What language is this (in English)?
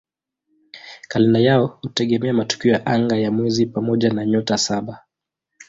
Swahili